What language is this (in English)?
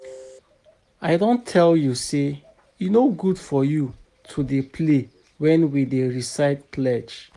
Nigerian Pidgin